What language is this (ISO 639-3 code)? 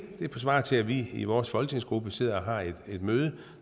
dan